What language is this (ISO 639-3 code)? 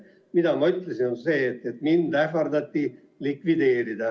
est